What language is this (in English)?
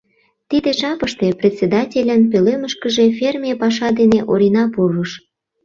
Mari